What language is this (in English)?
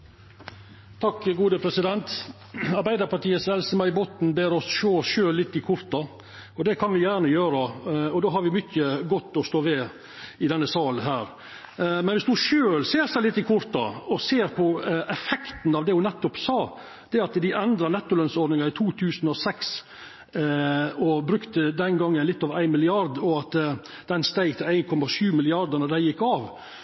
Norwegian Nynorsk